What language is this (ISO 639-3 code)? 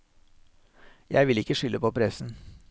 nor